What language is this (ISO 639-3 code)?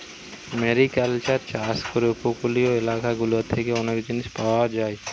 ben